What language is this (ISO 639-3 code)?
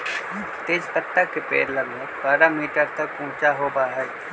mag